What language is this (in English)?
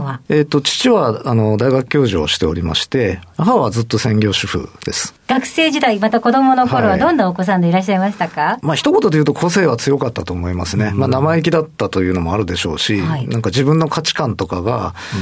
Japanese